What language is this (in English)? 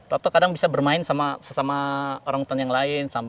Indonesian